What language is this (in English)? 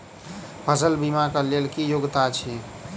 Maithili